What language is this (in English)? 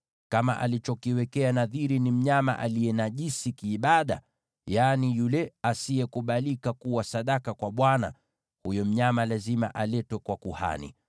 Swahili